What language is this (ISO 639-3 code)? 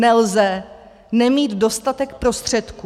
ces